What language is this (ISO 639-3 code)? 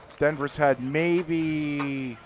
eng